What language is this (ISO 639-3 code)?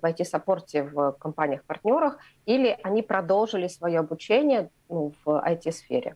rus